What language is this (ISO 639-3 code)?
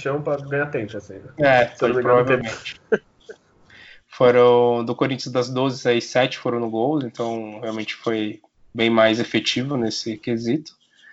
por